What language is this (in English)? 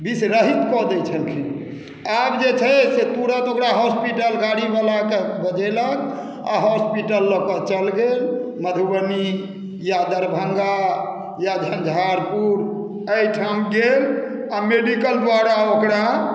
Maithili